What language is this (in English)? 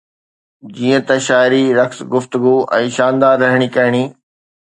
Sindhi